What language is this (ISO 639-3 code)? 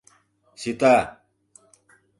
chm